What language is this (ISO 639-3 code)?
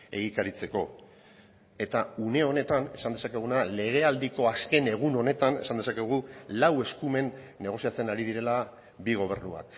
eus